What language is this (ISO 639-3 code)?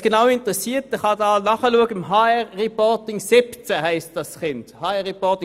gsw